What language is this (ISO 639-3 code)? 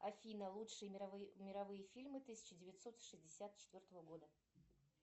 rus